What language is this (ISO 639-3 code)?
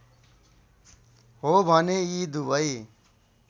nep